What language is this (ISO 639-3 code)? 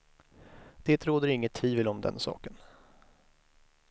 swe